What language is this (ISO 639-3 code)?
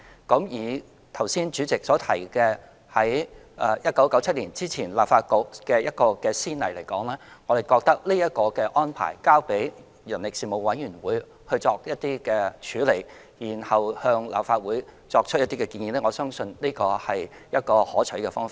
yue